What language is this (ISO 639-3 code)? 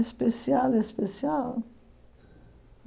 por